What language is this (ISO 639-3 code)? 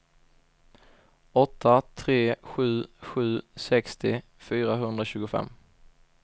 swe